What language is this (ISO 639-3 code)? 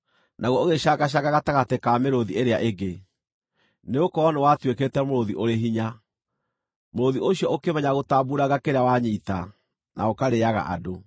kik